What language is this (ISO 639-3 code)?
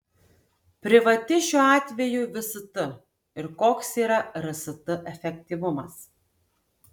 lit